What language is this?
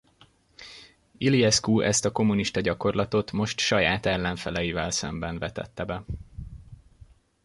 Hungarian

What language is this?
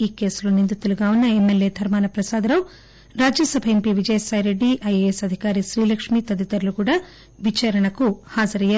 Telugu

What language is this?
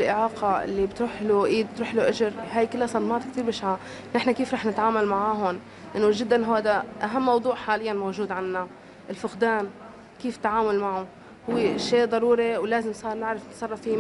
Arabic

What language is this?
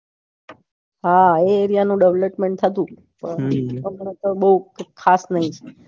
Gujarati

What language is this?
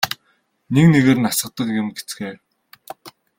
Mongolian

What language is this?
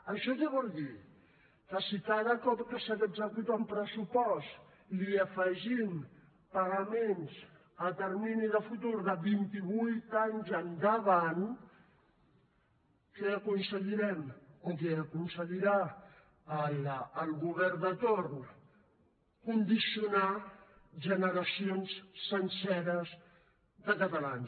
Catalan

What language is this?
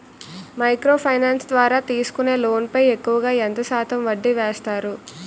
Telugu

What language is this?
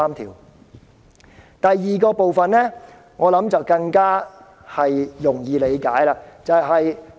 Cantonese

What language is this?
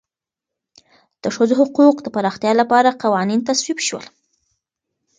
Pashto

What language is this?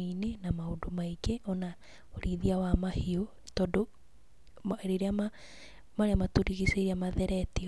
Kikuyu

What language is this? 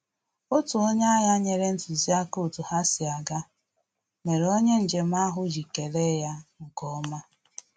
Igbo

